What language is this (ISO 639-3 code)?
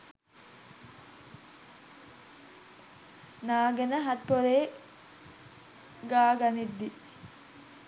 sin